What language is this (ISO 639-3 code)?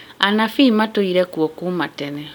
kik